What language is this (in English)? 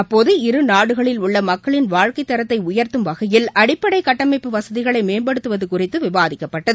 Tamil